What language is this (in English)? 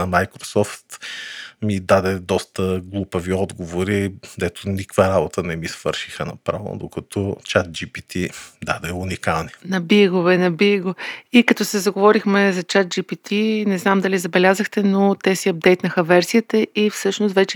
Bulgarian